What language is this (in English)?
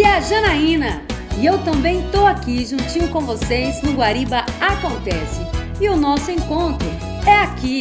Portuguese